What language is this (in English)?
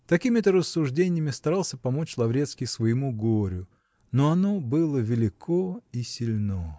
Russian